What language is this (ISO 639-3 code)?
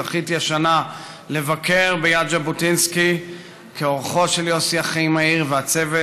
heb